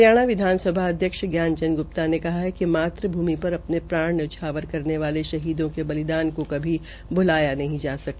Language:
Hindi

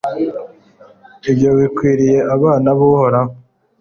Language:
Kinyarwanda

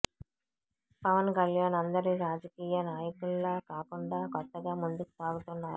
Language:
Telugu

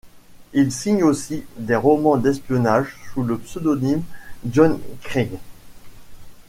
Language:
French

